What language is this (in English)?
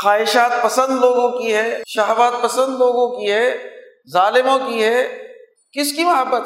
Urdu